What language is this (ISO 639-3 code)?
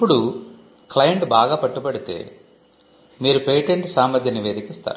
tel